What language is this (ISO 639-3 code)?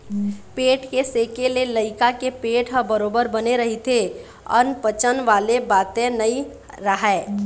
hne